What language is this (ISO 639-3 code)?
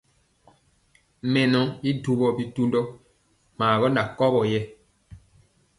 mcx